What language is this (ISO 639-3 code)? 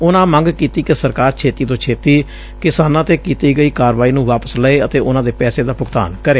pan